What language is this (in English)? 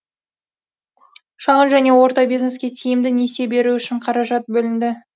Kazakh